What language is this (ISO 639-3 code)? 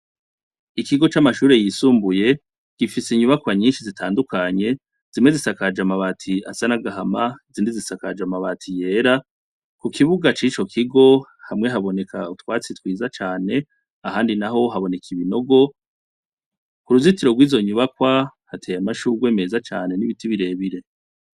run